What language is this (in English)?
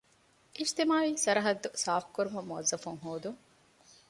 Divehi